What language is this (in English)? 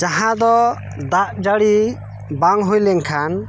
Santali